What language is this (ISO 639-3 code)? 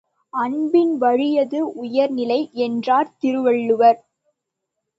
tam